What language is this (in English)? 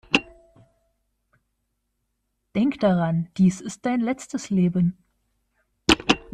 German